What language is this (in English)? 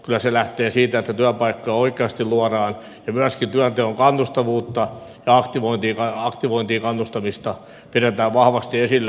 Finnish